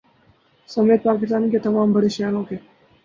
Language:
Urdu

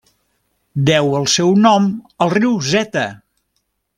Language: Catalan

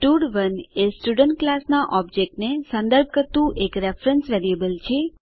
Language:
Gujarati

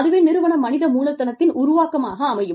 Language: Tamil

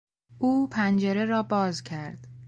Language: Persian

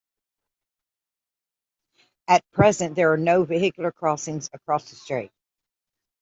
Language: English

